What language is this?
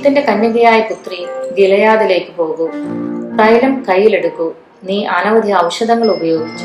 Malayalam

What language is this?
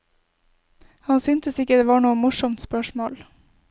Norwegian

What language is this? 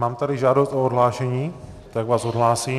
Czech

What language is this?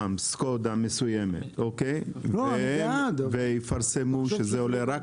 Hebrew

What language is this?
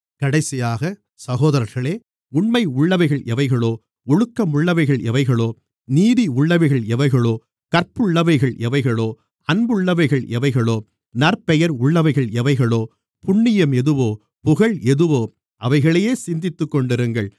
Tamil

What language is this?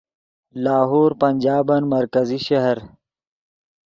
Yidgha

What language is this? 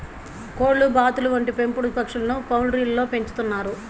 Telugu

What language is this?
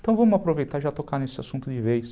Portuguese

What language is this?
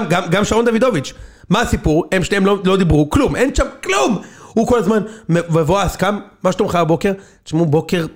Hebrew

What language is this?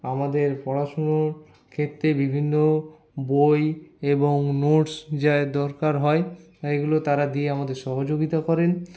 Bangla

